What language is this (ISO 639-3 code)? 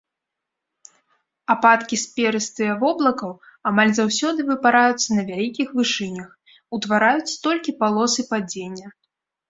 bel